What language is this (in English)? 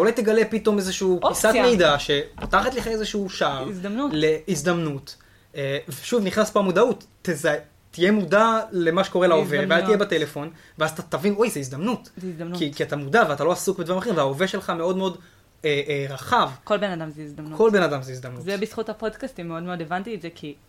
Hebrew